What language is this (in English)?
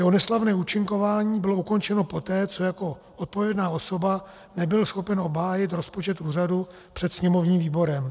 Czech